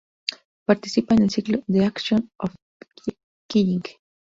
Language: Spanish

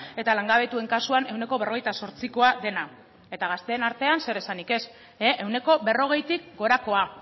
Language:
Basque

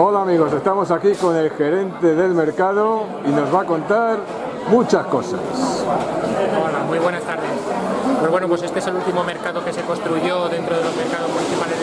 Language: Spanish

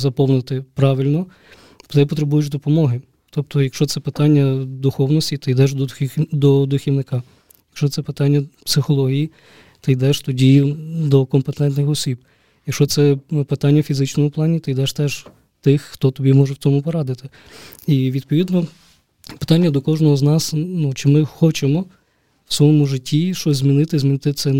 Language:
Ukrainian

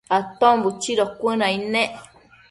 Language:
Matsés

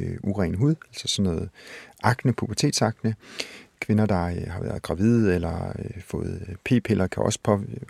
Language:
Danish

